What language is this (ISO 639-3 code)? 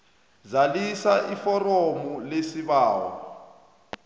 nbl